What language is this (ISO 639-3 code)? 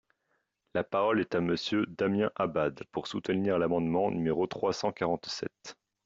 fra